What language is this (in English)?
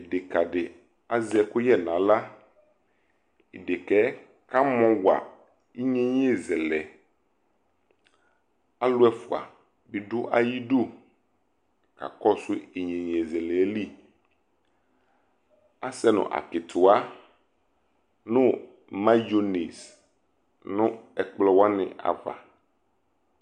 Ikposo